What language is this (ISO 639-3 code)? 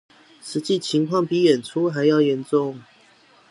zho